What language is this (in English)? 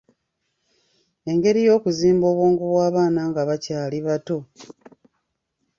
Ganda